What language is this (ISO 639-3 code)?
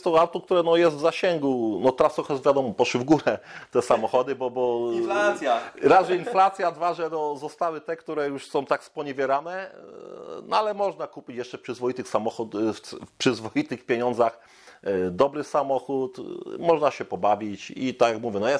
pol